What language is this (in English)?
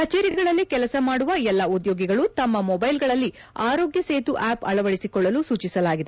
Kannada